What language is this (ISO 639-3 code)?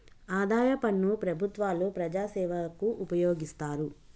tel